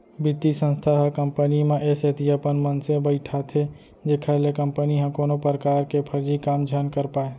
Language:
Chhattisgarhi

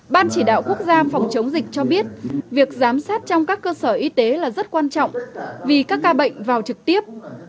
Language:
Vietnamese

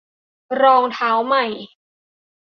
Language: Thai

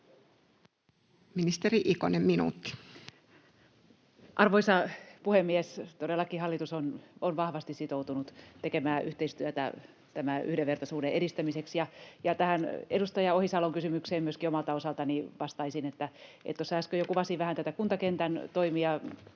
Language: Finnish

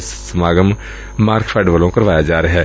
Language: Punjabi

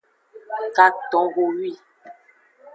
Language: Aja (Benin)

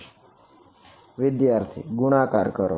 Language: Gujarati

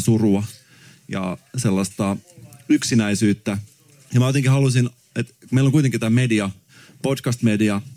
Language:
Finnish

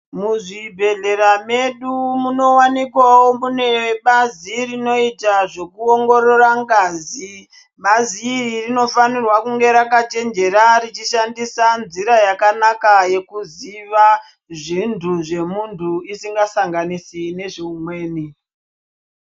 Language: Ndau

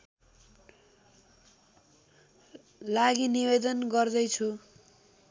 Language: Nepali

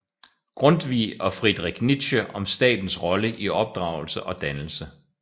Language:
Danish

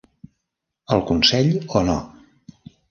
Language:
Catalan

